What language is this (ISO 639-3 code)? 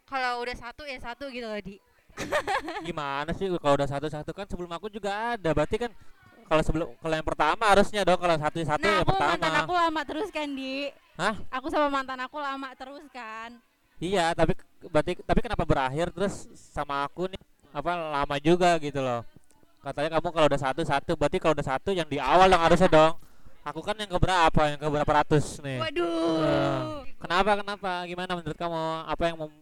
ind